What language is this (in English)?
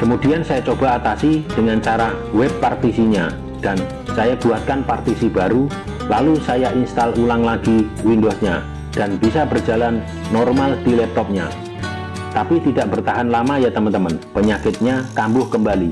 Indonesian